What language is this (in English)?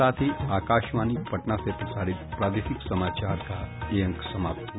Hindi